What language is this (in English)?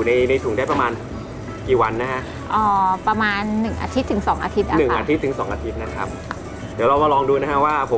Thai